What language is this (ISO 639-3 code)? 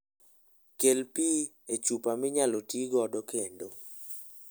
luo